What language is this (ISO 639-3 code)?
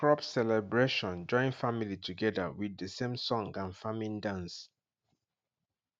pcm